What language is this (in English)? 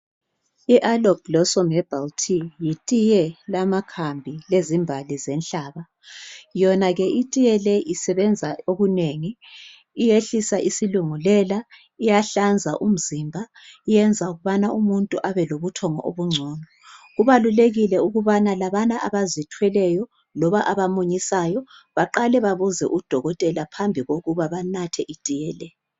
North Ndebele